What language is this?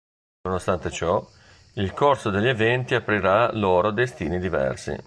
Italian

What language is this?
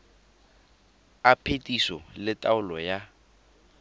Tswana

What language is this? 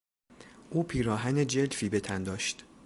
Persian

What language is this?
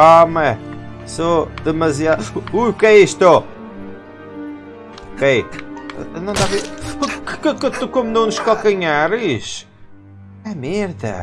Portuguese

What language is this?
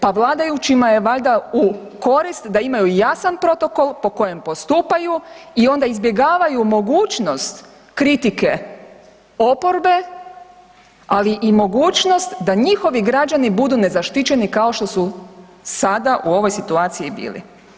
Croatian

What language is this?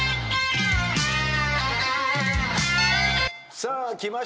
Japanese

